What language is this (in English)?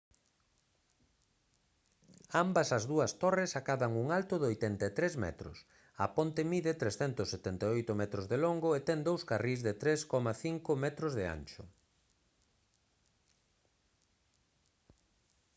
Galician